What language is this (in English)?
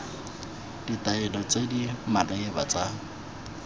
Tswana